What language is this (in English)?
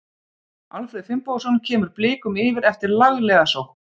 Icelandic